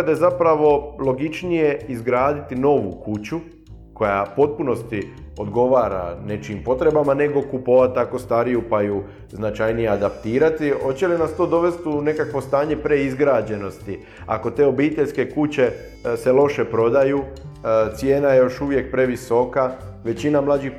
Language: Croatian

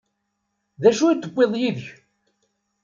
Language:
Kabyle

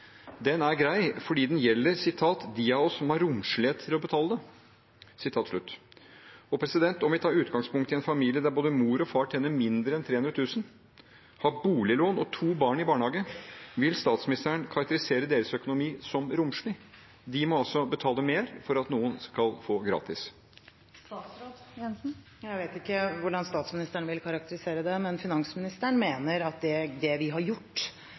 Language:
Norwegian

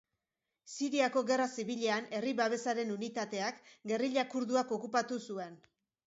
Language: Basque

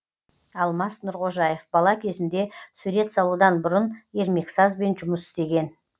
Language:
Kazakh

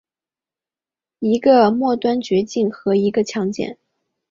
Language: Chinese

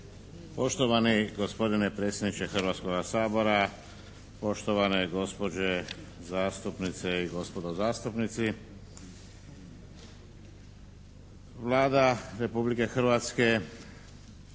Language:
Croatian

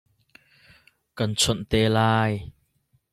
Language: Hakha Chin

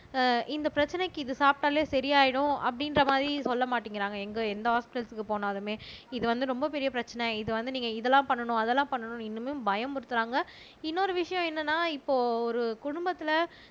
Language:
Tamil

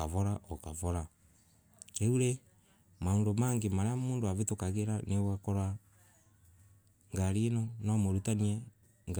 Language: Embu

